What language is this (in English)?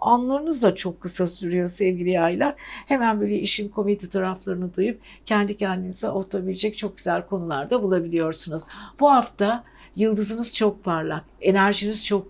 Turkish